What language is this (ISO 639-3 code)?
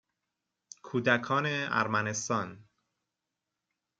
fas